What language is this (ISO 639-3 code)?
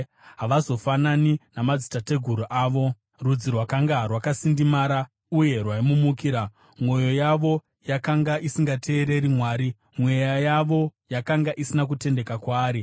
sna